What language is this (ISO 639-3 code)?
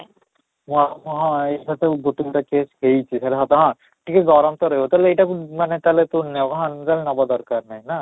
ori